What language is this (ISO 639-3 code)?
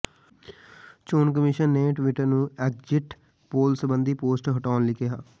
pan